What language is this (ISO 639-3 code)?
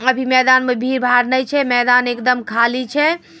mag